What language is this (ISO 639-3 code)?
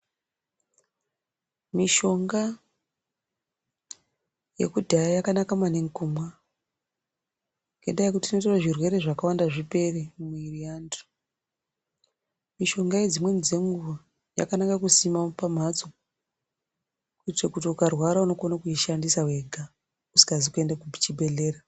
ndc